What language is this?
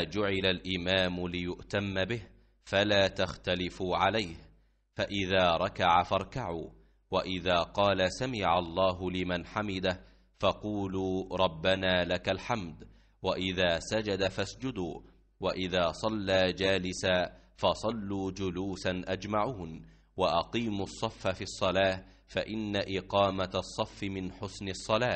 Arabic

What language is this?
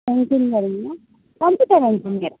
Gujarati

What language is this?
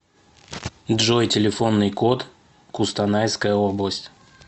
Russian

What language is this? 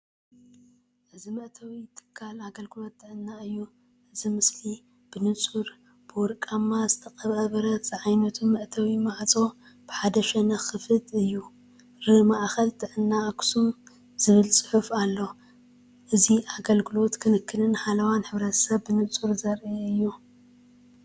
Tigrinya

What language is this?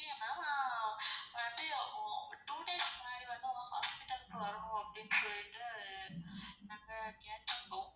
Tamil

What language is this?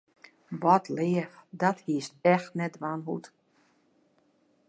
Western Frisian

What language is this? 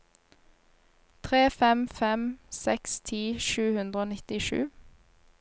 Norwegian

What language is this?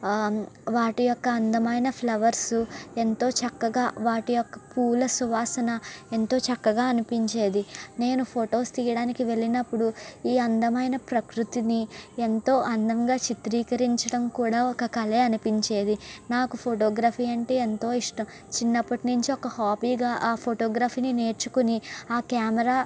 Telugu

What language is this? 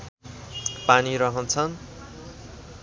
Nepali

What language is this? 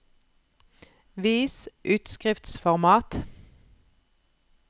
Norwegian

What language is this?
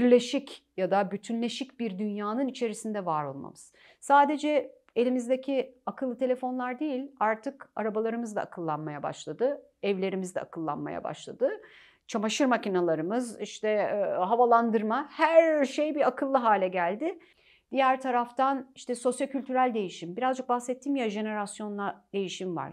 Turkish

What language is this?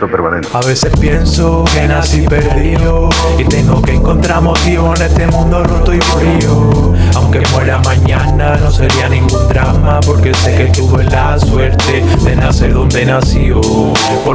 Spanish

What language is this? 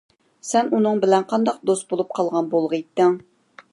Uyghur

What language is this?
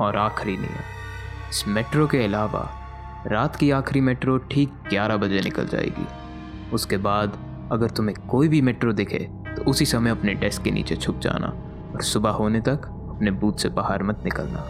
Hindi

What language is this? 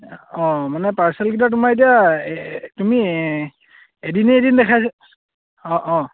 Assamese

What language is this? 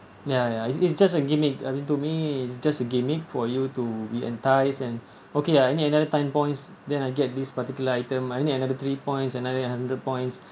English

